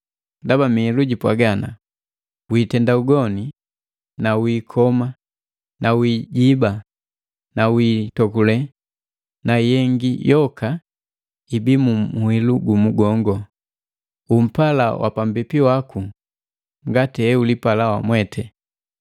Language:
Matengo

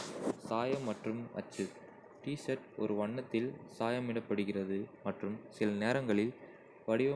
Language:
Kota (India)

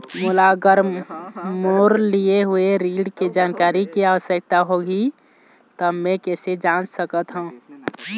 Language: Chhattisgarhi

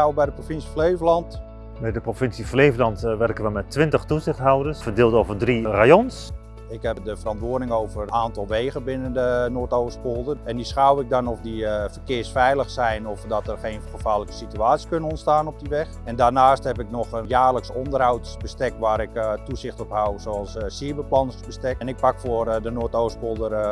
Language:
Dutch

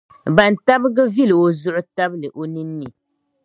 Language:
Dagbani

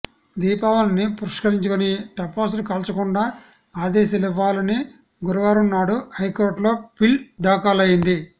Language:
Telugu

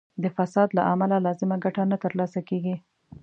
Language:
Pashto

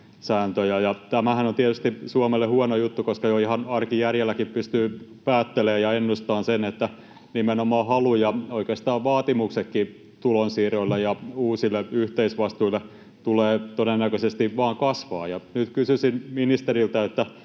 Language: Finnish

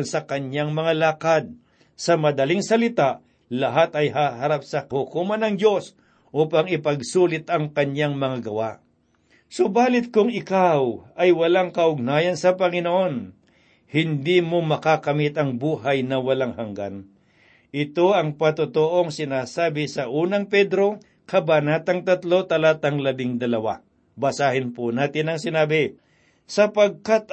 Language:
Filipino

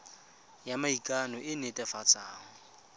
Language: Tswana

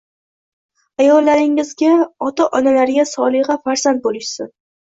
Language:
Uzbek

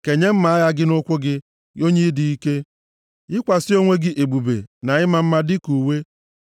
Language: Igbo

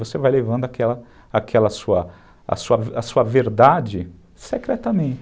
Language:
Portuguese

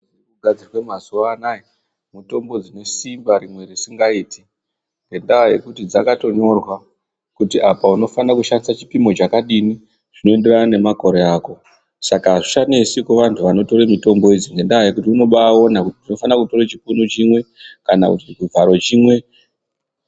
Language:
Ndau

